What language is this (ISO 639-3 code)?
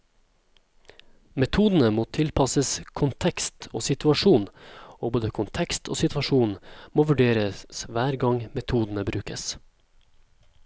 nor